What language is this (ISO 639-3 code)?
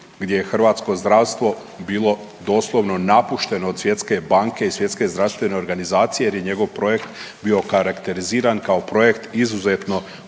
hrv